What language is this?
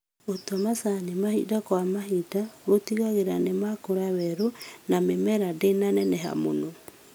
Kikuyu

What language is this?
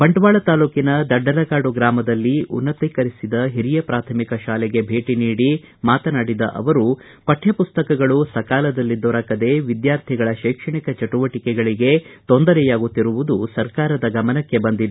Kannada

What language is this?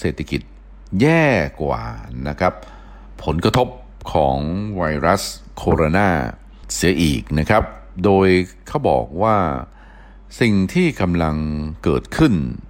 Thai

